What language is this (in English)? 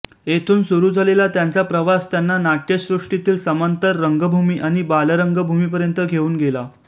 Marathi